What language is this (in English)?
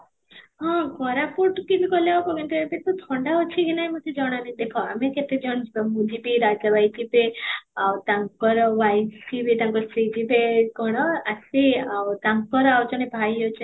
Odia